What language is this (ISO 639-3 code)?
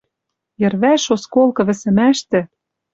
mrj